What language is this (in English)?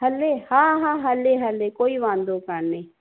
Sindhi